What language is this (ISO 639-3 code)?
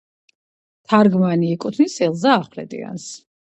kat